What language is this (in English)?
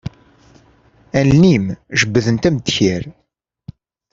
Kabyle